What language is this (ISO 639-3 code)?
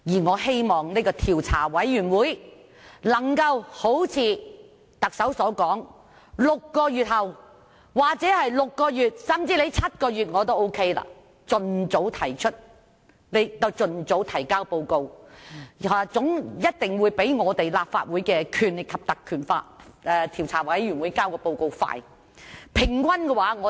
yue